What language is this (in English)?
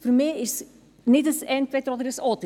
Swiss German